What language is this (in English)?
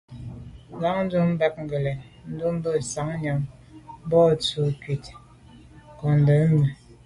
Medumba